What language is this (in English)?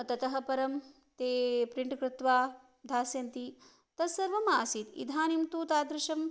Sanskrit